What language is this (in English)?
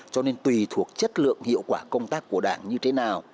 Vietnamese